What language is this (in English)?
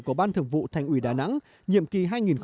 Vietnamese